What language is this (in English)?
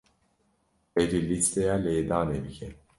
Kurdish